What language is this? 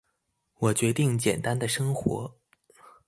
Chinese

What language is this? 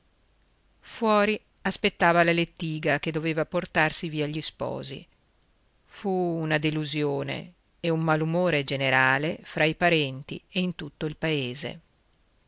Italian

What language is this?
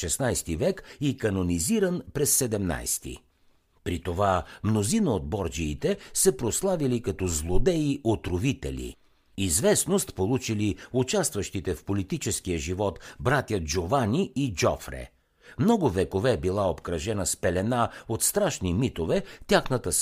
Bulgarian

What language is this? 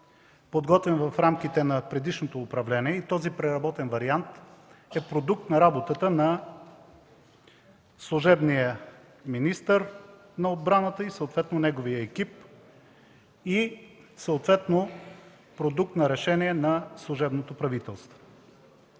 Bulgarian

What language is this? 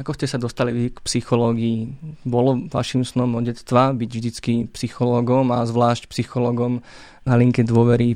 Slovak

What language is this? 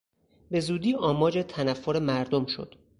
Persian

